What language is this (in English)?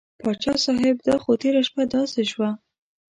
Pashto